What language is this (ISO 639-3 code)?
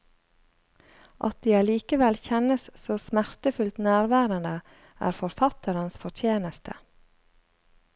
nor